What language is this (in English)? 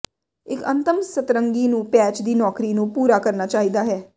Punjabi